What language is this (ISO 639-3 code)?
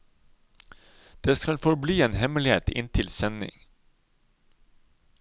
nor